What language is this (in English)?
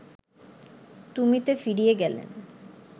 Bangla